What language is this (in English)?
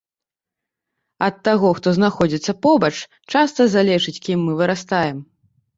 Belarusian